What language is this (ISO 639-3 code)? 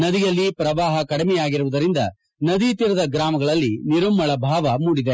kan